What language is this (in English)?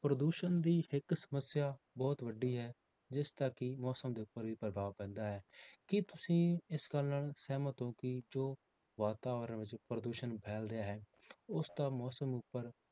Punjabi